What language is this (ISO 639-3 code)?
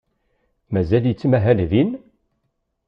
kab